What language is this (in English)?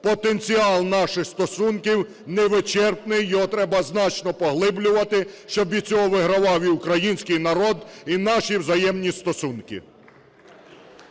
Ukrainian